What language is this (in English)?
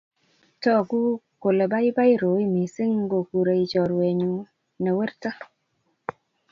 Kalenjin